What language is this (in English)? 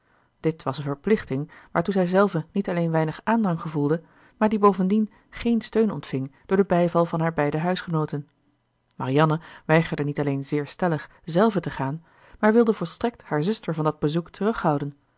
Dutch